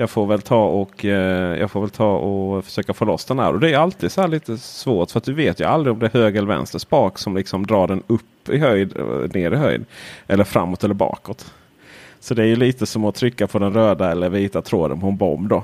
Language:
Swedish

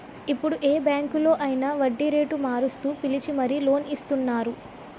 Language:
Telugu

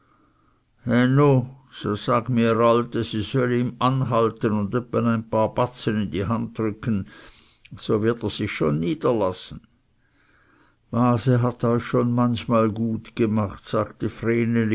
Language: German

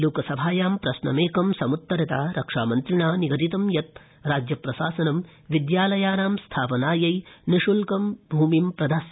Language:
Sanskrit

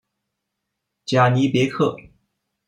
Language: Chinese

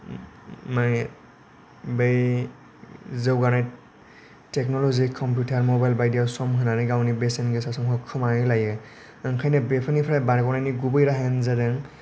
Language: Bodo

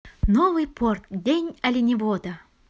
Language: Russian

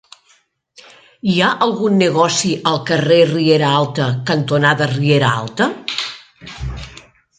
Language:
Catalan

